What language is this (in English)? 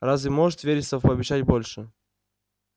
Russian